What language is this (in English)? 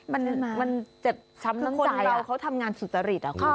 Thai